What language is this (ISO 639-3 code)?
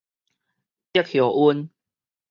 nan